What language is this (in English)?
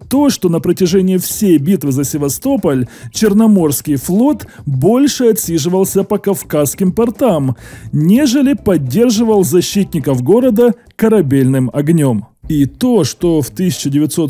Russian